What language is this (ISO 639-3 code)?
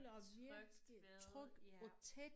dan